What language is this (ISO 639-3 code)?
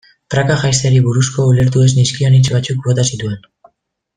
eus